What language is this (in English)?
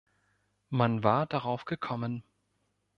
German